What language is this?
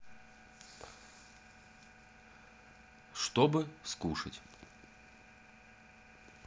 Russian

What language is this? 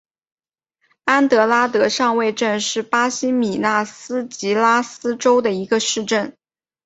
Chinese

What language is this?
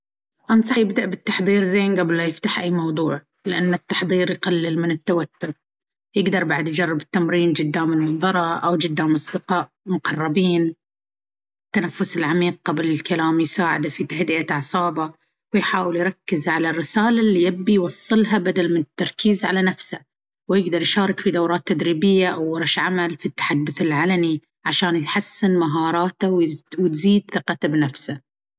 Baharna Arabic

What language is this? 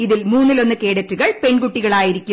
Malayalam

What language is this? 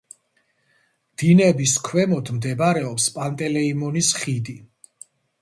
Georgian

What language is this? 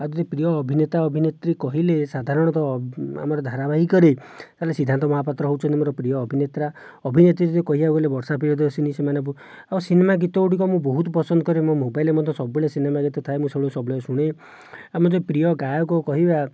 Odia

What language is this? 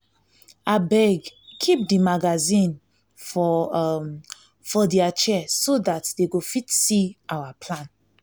Nigerian Pidgin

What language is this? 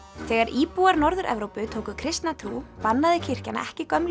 Icelandic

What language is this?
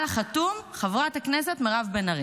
Hebrew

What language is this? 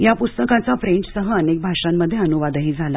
Marathi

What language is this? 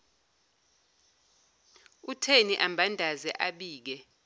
Zulu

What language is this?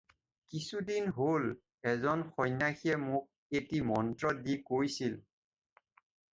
Assamese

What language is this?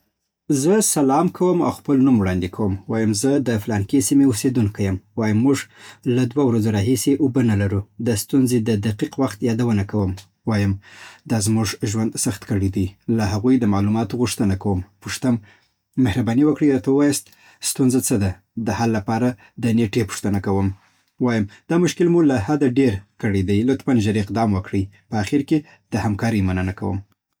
Southern Pashto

